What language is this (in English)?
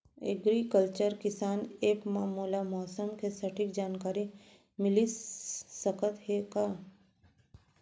Chhattisgarhi